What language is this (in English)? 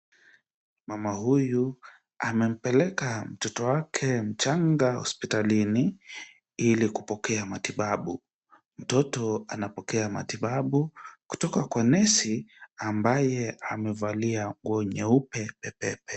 Swahili